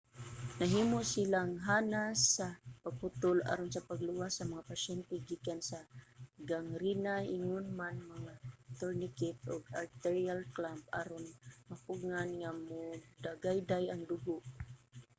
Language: Cebuano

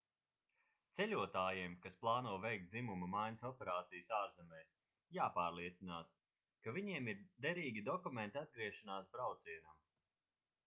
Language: Latvian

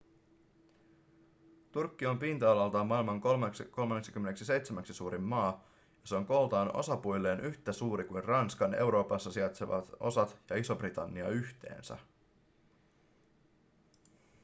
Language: Finnish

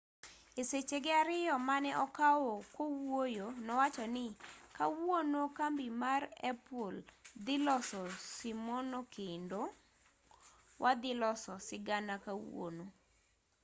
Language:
Luo (Kenya and Tanzania)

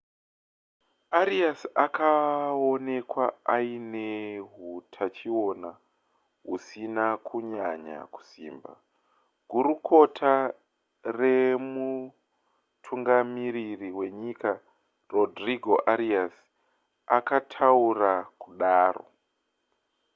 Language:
Shona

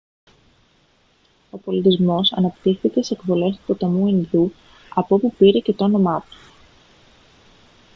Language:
Greek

